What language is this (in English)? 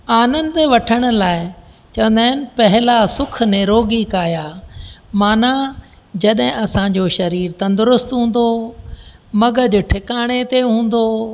Sindhi